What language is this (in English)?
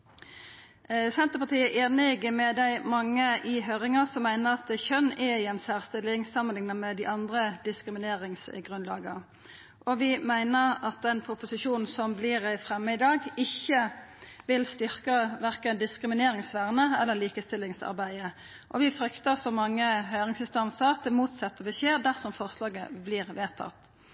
Norwegian Nynorsk